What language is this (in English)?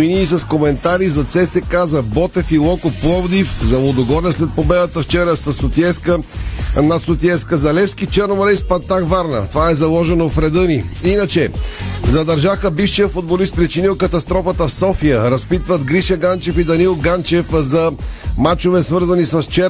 Bulgarian